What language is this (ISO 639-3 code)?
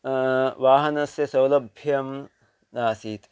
san